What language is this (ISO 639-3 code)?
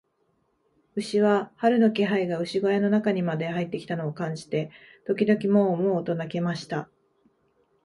jpn